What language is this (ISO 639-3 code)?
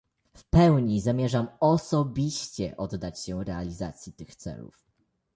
pol